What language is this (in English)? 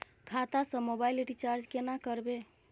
Maithili